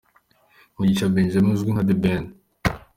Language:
Kinyarwanda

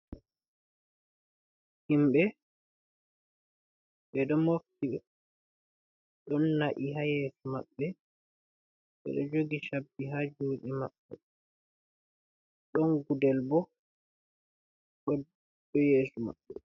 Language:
Fula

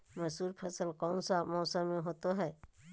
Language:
Magahi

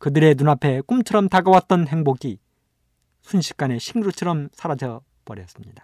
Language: Korean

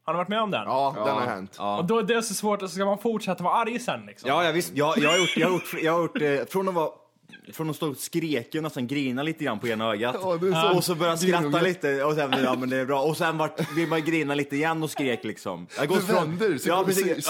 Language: Swedish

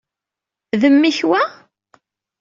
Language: Kabyle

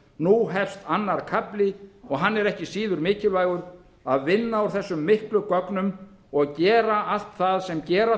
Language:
Icelandic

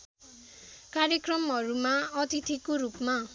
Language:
Nepali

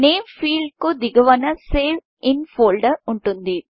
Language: Telugu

